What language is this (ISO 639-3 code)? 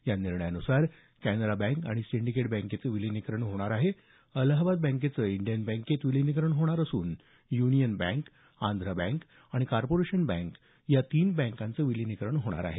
mar